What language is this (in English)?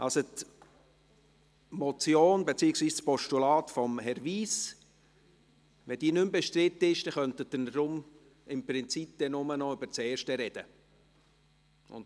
Swiss German